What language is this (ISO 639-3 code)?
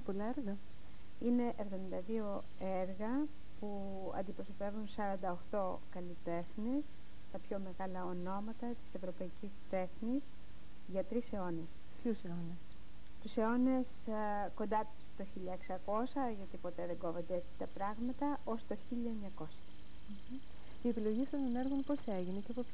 ell